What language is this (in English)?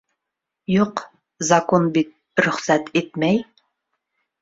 Bashkir